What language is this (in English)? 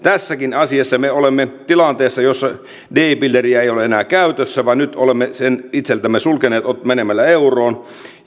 Finnish